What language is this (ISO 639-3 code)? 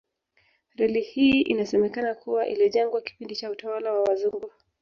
swa